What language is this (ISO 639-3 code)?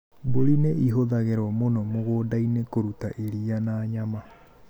kik